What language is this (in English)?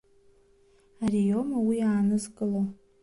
Abkhazian